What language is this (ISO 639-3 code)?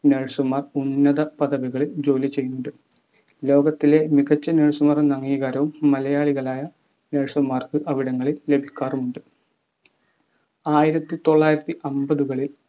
mal